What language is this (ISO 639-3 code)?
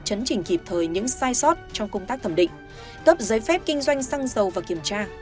vie